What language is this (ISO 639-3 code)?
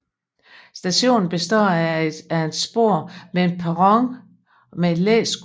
dan